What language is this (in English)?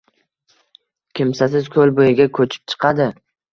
Uzbek